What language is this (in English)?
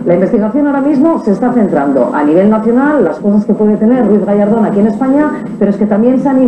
Spanish